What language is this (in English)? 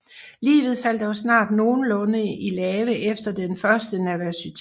Danish